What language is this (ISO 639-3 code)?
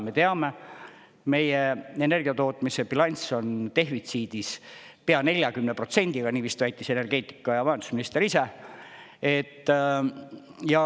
est